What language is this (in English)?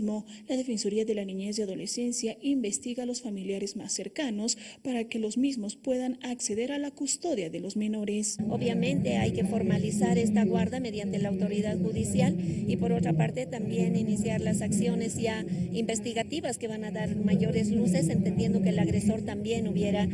Spanish